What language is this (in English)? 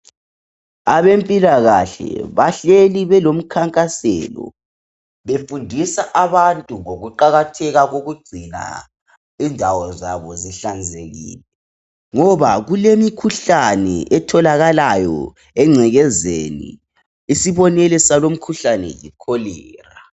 North Ndebele